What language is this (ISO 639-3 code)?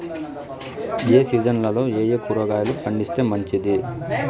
tel